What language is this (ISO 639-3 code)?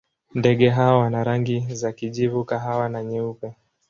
swa